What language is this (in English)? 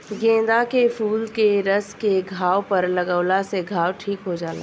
Bhojpuri